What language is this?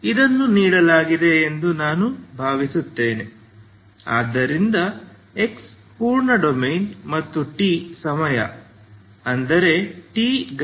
Kannada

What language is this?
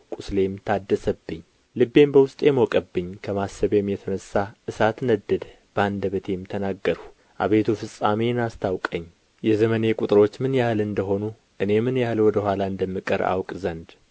Amharic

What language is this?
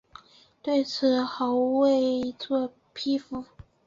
Chinese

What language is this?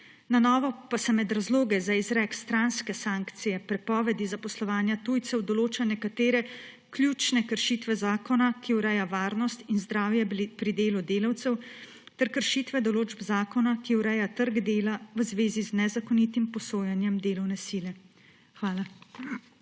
Slovenian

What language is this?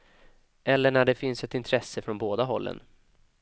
Swedish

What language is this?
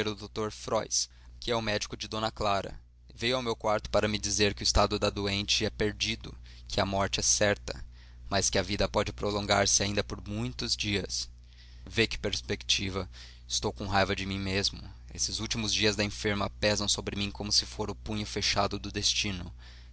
Portuguese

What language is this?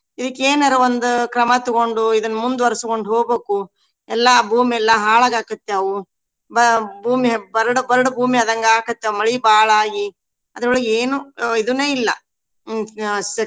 Kannada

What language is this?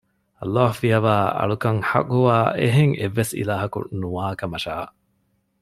Divehi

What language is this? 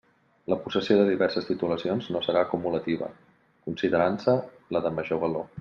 Catalan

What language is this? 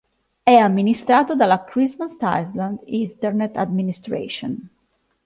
Italian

